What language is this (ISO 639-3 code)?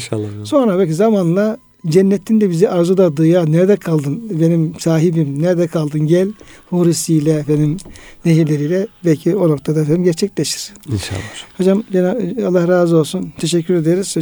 tur